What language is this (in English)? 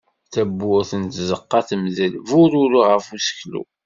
Kabyle